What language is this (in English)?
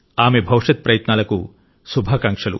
Telugu